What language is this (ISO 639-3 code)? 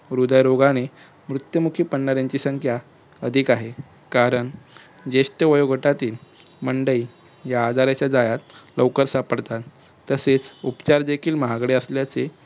mar